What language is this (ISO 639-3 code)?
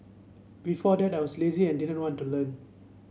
eng